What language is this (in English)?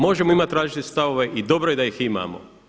Croatian